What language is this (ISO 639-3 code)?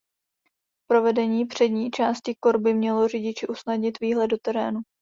ces